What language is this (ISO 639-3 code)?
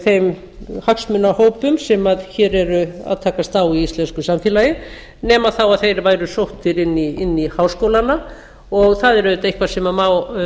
isl